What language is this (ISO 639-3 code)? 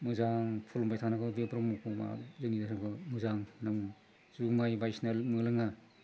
brx